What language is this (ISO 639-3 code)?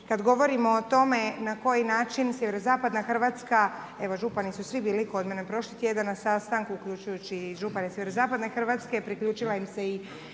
hrv